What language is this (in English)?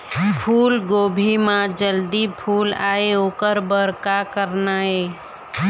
Chhattisgarhi